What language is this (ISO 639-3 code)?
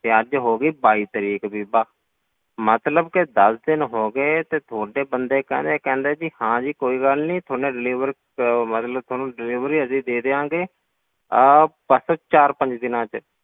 pan